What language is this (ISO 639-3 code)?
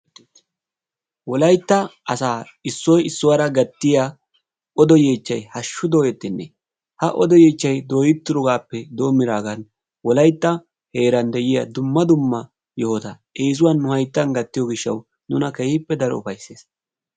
wal